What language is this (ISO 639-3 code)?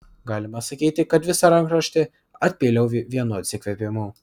lit